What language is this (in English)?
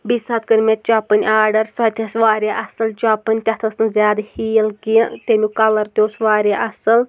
Kashmiri